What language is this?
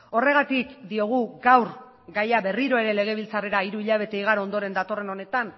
Basque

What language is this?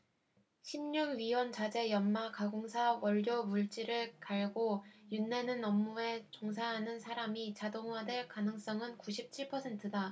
Korean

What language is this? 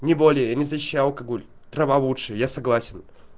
Russian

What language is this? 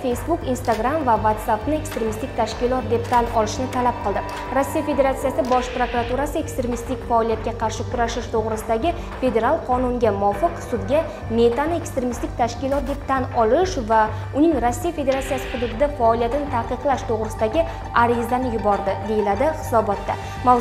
Turkish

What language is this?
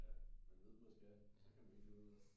Danish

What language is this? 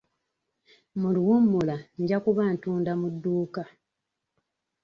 Ganda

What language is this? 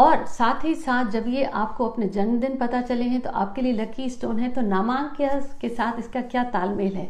Hindi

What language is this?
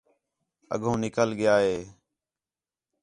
Khetrani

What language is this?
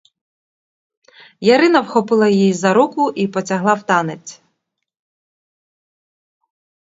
Ukrainian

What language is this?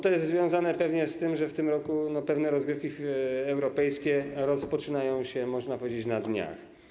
Polish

